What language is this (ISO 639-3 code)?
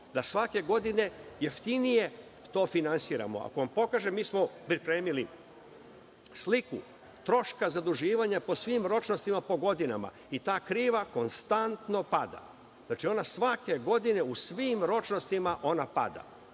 srp